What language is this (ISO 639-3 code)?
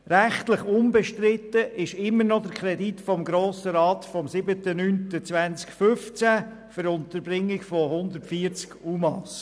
gsw